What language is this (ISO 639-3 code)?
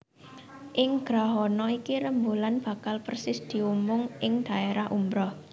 jav